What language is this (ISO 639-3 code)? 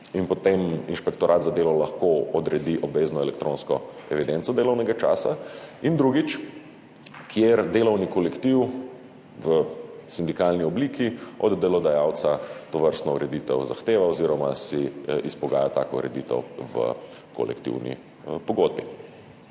slv